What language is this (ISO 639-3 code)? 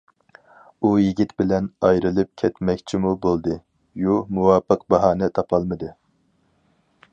uig